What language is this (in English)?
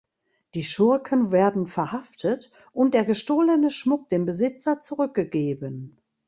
German